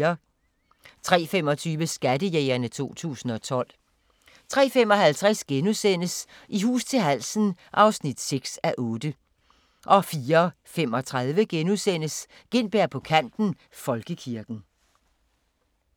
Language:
Danish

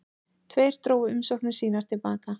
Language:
Icelandic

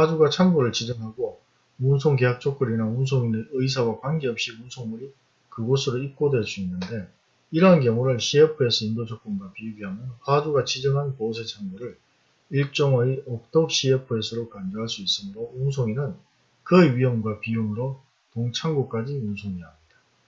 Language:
Korean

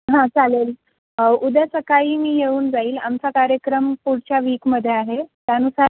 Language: Marathi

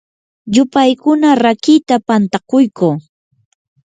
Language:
Yanahuanca Pasco Quechua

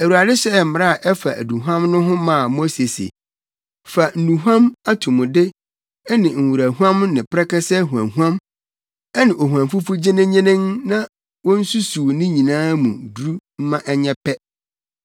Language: Akan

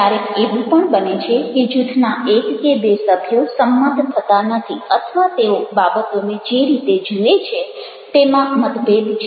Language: Gujarati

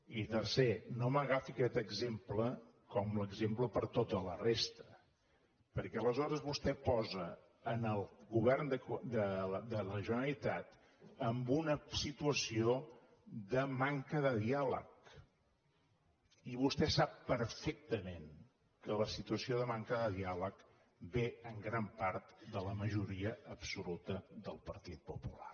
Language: Catalan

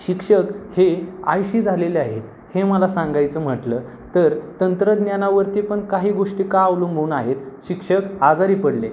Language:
Marathi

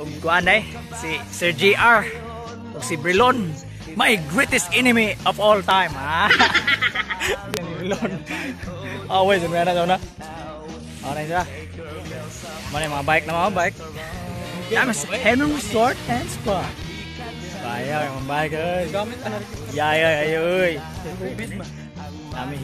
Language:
Indonesian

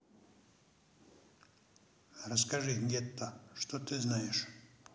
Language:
Russian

